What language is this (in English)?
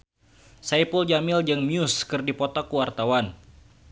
Sundanese